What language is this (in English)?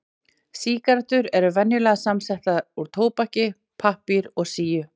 Icelandic